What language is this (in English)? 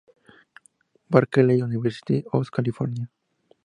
Spanish